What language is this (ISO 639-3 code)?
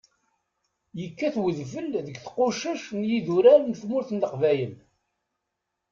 kab